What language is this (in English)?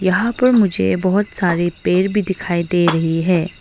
Hindi